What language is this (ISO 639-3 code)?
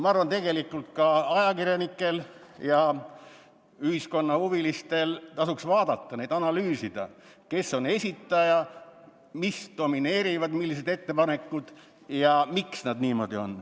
est